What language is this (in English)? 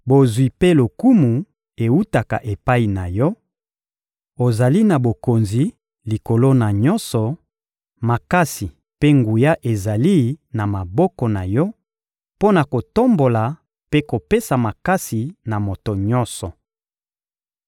Lingala